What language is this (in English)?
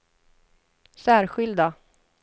Swedish